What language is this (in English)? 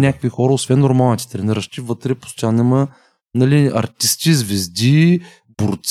Bulgarian